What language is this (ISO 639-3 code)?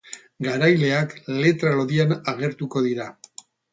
eus